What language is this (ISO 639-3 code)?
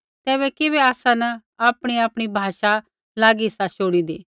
kfx